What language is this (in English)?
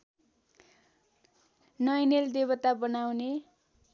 Nepali